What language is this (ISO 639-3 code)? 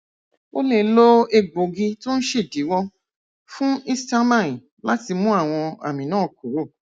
yor